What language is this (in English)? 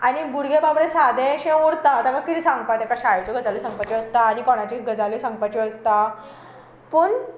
Konkani